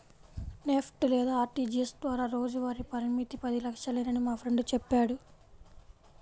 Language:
Telugu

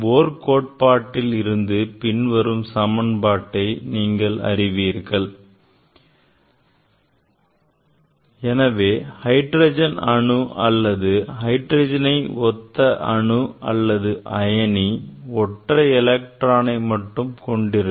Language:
Tamil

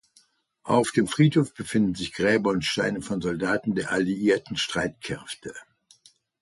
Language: German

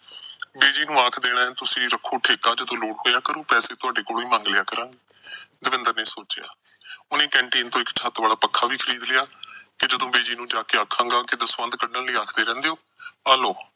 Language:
Punjabi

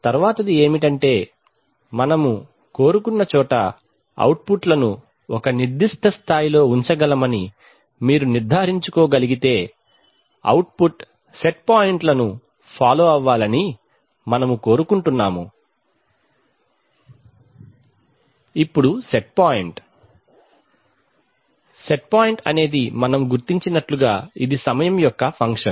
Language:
Telugu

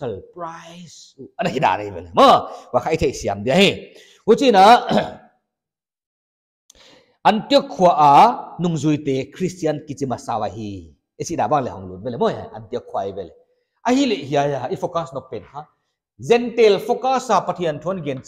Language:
Indonesian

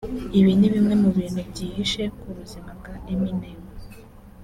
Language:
Kinyarwanda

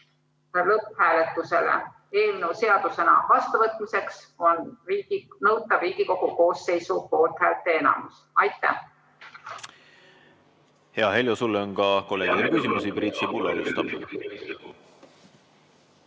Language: Estonian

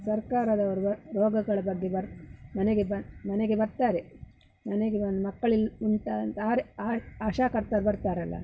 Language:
Kannada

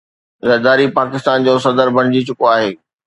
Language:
Sindhi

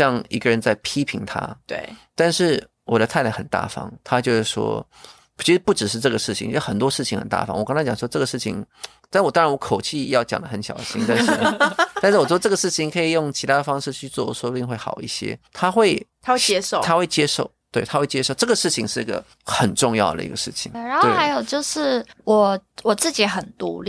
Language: Chinese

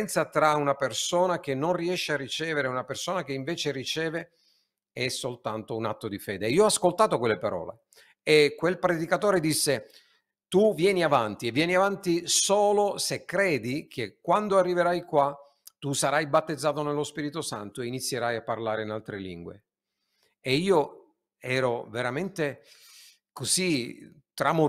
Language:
Italian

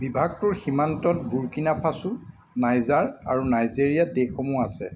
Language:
Assamese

